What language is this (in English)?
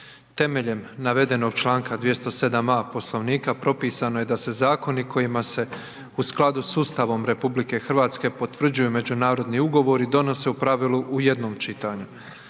Croatian